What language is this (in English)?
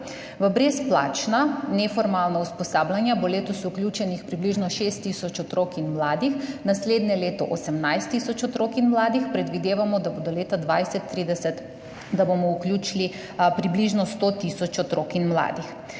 Slovenian